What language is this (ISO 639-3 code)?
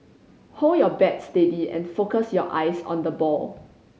eng